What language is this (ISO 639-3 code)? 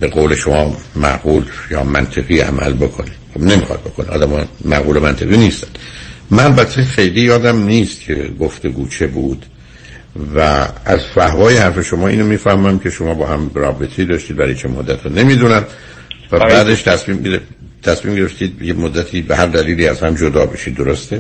fas